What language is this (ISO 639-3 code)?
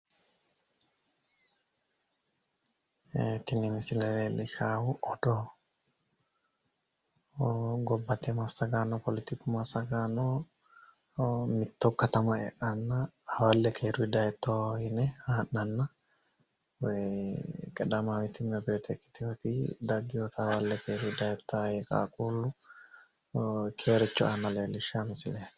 sid